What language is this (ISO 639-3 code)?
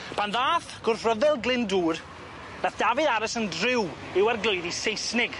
cym